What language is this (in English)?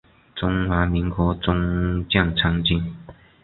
Chinese